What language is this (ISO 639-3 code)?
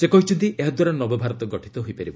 ori